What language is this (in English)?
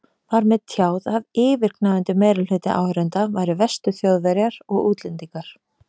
Icelandic